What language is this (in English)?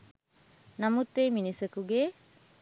Sinhala